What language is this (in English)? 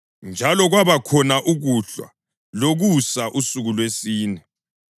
North Ndebele